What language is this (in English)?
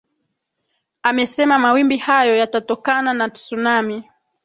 Swahili